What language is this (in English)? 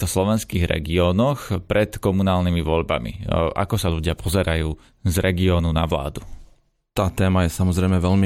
Slovak